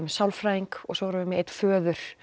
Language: Icelandic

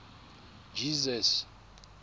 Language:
Tswana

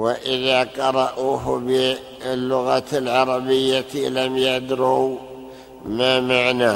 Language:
Arabic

